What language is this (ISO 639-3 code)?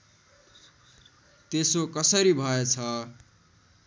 nep